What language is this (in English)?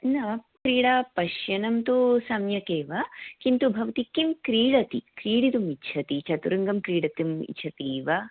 Sanskrit